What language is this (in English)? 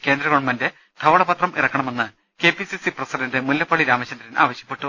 Malayalam